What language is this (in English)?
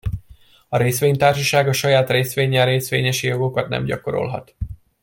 Hungarian